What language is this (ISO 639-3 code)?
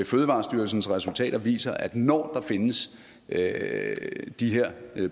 dan